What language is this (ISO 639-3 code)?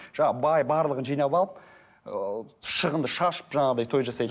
kaz